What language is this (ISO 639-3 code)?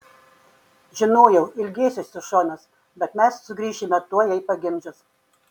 lit